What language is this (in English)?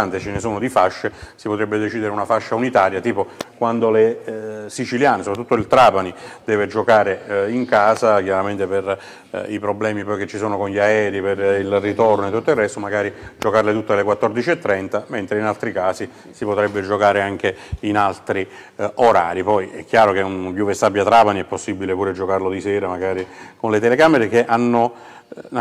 Italian